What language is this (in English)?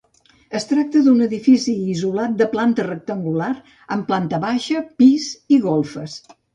Catalan